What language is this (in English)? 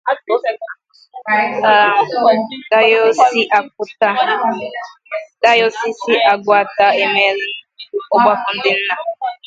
Igbo